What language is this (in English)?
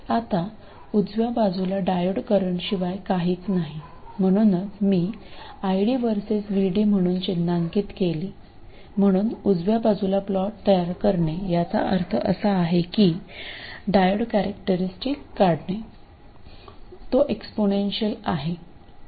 Marathi